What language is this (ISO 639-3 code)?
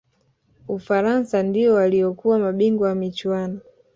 swa